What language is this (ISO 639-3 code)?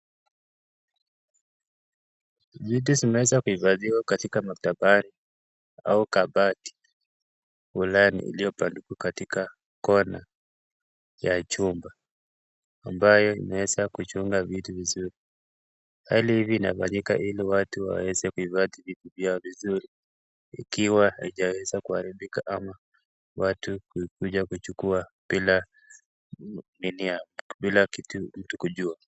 swa